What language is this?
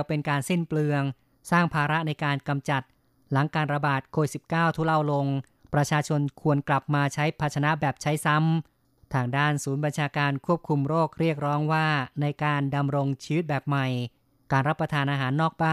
Thai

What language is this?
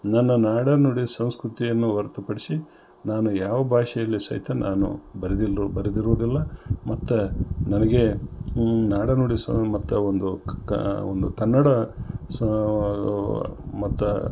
Kannada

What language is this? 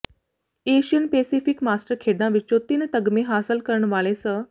Punjabi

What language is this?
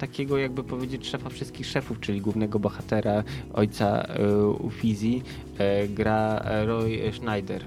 Polish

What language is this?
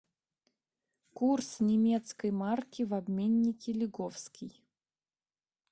Russian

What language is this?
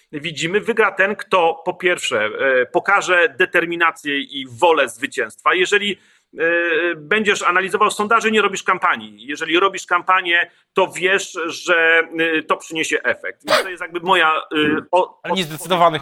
Polish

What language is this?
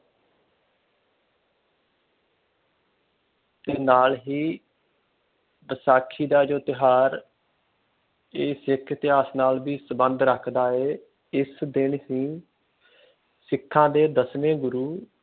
Punjabi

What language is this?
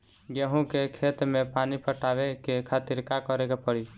Bhojpuri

